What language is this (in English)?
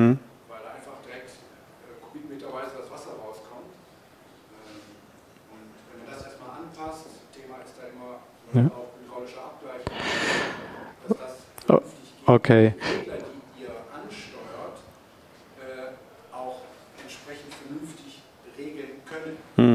German